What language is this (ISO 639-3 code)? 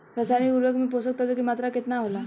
bho